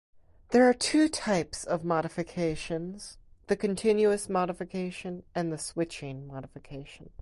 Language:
English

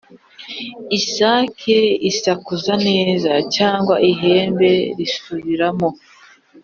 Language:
Kinyarwanda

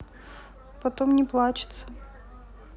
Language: Russian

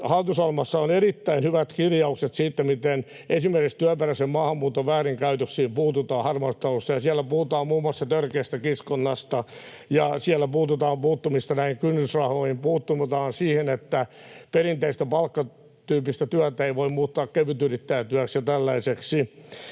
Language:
Finnish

